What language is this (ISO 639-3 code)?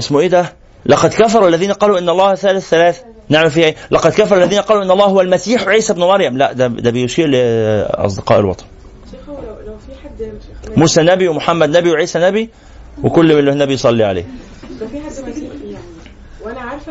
ara